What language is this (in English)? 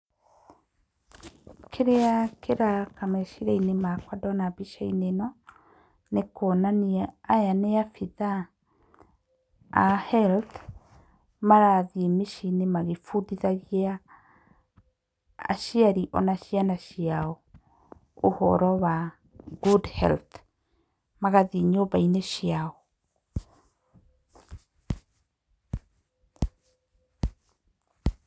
Kikuyu